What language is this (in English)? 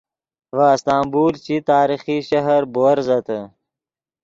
Yidgha